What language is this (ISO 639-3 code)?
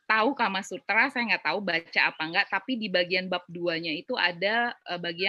ind